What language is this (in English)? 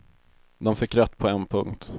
Swedish